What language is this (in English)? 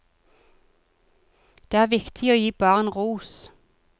Norwegian